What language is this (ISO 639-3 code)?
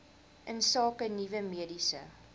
afr